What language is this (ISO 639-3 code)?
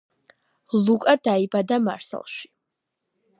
kat